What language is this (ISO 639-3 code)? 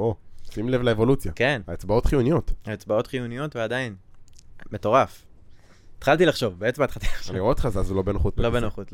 heb